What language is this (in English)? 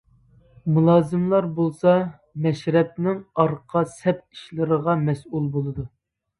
Uyghur